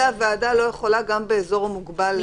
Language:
Hebrew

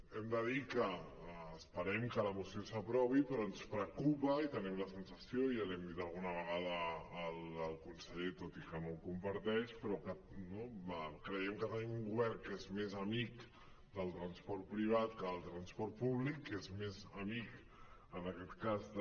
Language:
Catalan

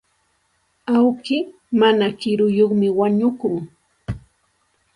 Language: Santa Ana de Tusi Pasco Quechua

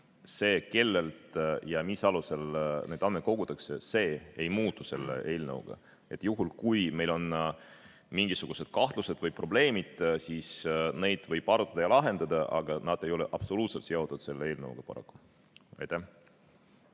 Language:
Estonian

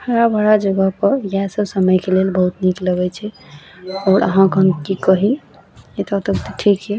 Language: Maithili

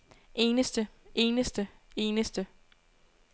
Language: Danish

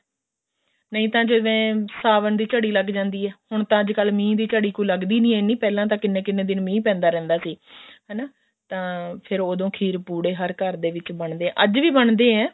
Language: Punjabi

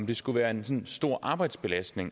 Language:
Danish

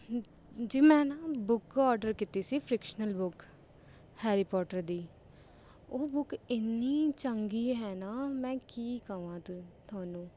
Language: Punjabi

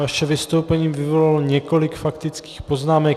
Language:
Czech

